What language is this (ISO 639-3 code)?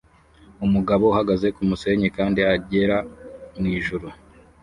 kin